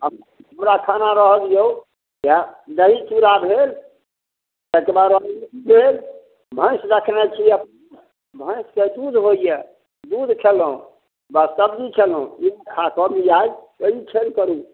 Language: Maithili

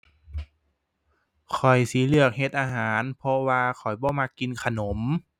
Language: Thai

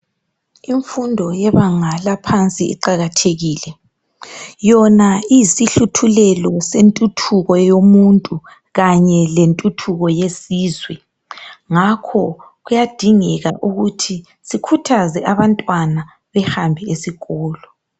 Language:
North Ndebele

